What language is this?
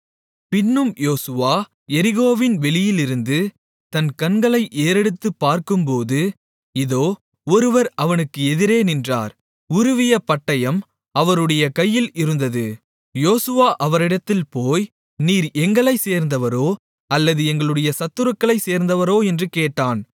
Tamil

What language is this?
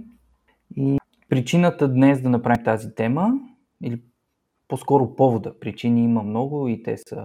Bulgarian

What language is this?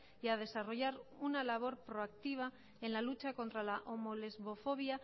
Spanish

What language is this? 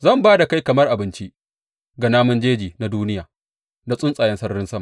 Hausa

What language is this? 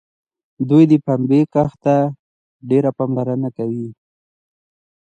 Pashto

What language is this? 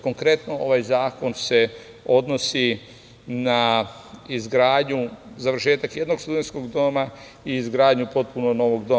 Serbian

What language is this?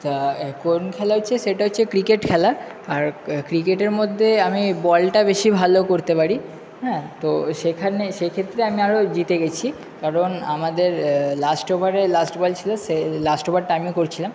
Bangla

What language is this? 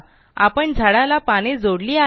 Marathi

